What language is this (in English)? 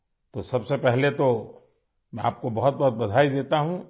Urdu